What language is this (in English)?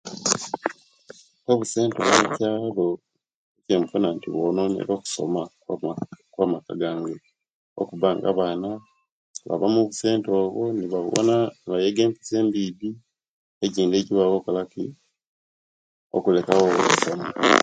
Kenyi